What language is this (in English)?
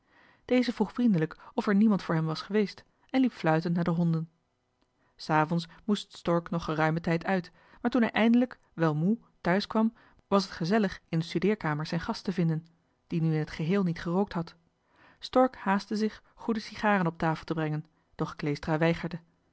Dutch